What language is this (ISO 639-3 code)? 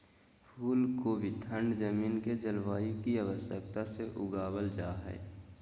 mag